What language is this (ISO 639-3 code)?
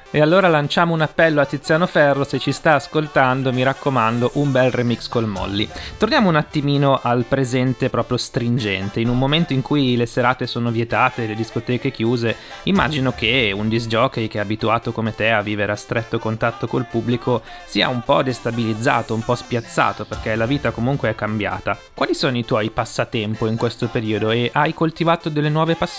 ita